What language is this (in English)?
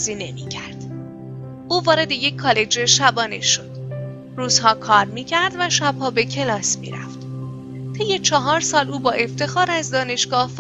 Persian